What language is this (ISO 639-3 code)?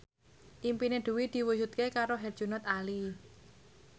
jav